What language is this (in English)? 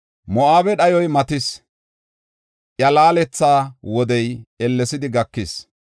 Gofa